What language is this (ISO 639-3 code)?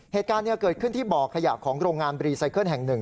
tha